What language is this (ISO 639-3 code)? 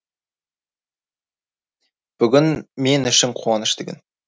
kaz